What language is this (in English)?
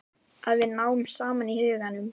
Icelandic